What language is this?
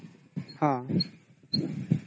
Odia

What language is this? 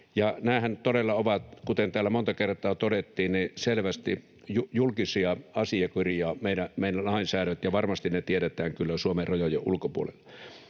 Finnish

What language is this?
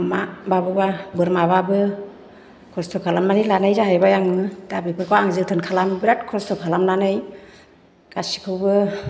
Bodo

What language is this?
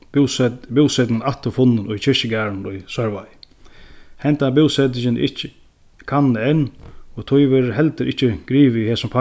Faroese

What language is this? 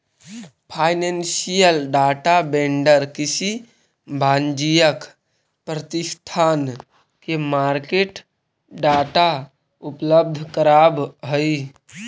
Magahi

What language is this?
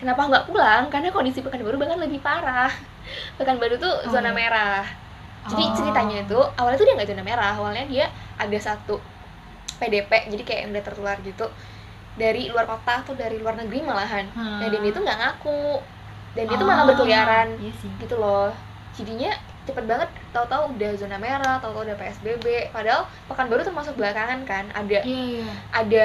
Indonesian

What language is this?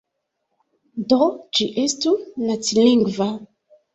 Esperanto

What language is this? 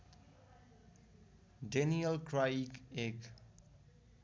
Nepali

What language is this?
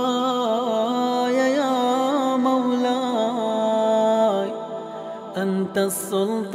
Arabic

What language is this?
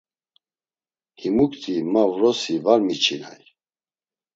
Laz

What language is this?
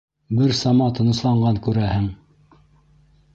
Bashkir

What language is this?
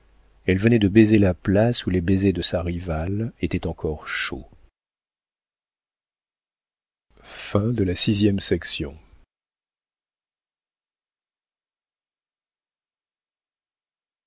French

